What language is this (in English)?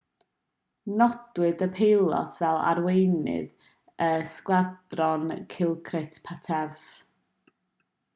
Welsh